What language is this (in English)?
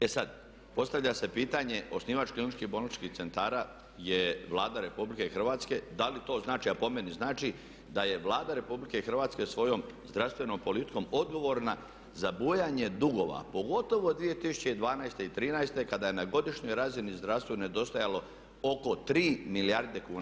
Croatian